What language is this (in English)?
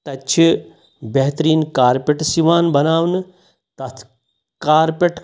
Kashmiri